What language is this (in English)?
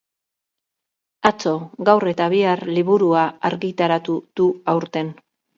Basque